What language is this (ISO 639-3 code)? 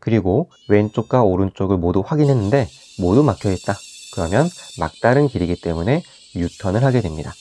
kor